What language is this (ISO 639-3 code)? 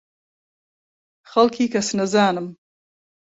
ckb